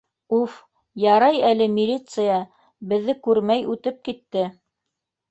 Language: Bashkir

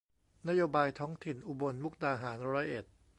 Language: Thai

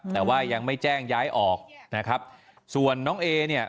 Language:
Thai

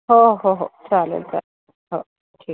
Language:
Marathi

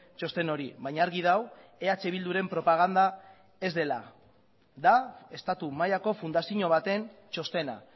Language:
Basque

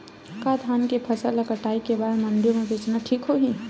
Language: Chhattisgarhi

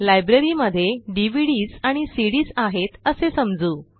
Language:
Marathi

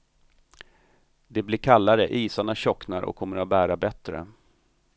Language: Swedish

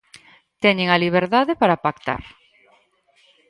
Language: Galician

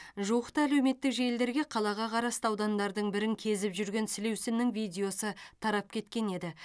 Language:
Kazakh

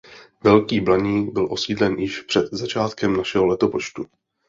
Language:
Czech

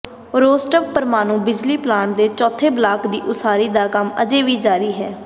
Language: Punjabi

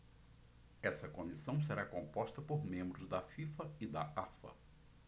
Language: Portuguese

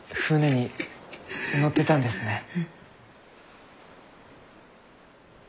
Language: Japanese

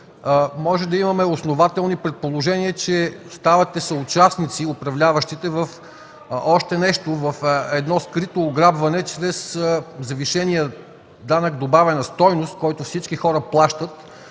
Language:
Bulgarian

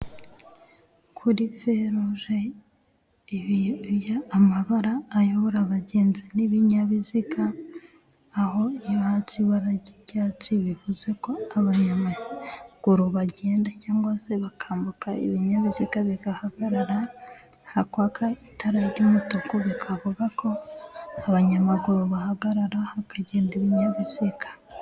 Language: Kinyarwanda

